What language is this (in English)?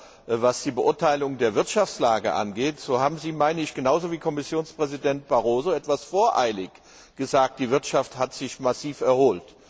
German